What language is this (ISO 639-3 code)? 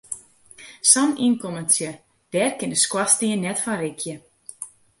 fry